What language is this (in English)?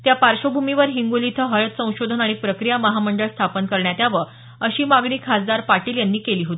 Marathi